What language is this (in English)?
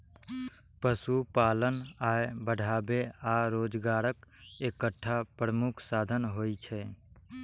Maithili